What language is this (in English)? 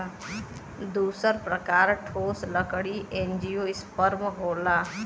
Bhojpuri